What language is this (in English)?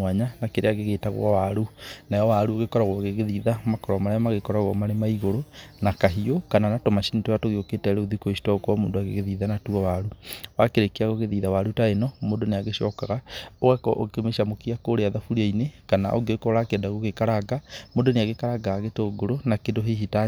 Kikuyu